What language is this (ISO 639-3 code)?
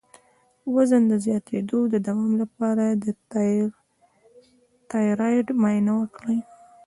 pus